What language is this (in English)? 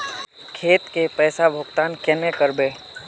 Magahi